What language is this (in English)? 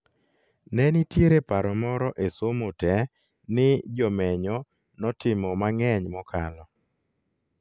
Luo (Kenya and Tanzania)